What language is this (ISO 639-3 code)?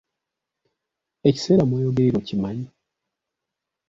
lug